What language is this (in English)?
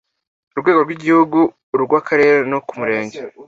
Kinyarwanda